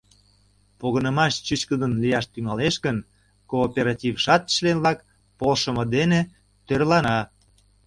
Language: Mari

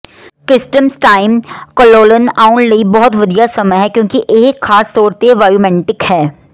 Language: Punjabi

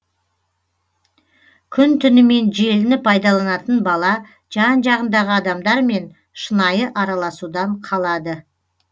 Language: Kazakh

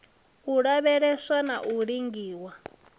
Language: Venda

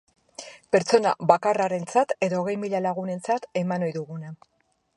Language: Basque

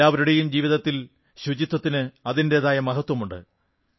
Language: Malayalam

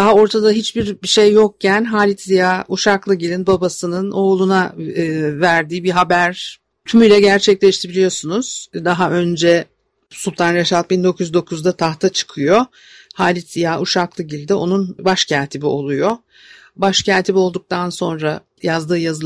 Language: Turkish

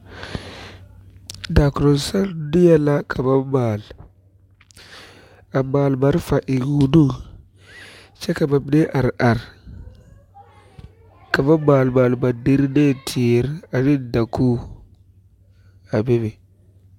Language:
Southern Dagaare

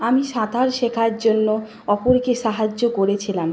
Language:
Bangla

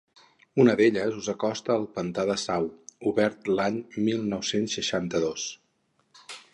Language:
Catalan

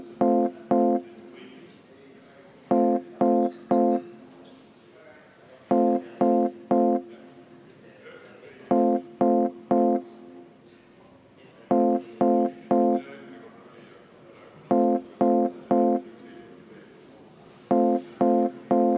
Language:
Estonian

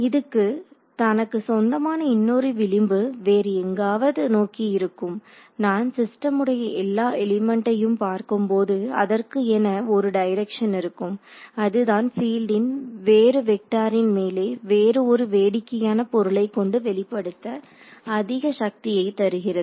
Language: Tamil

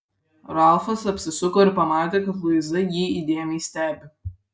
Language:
Lithuanian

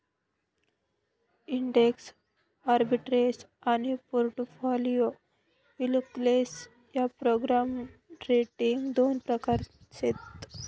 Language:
Marathi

